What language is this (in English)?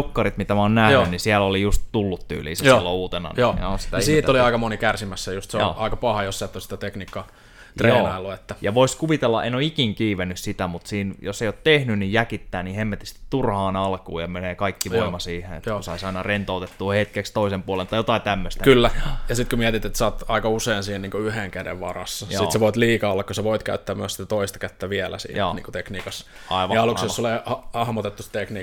Finnish